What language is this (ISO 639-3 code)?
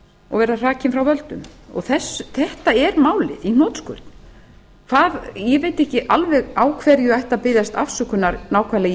isl